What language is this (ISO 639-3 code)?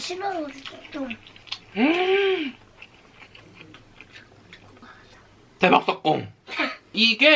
kor